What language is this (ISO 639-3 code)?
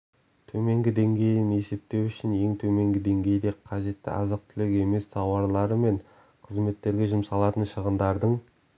kaz